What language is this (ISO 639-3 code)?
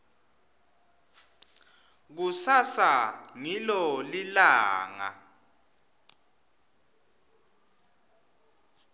ssw